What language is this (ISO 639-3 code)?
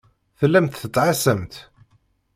kab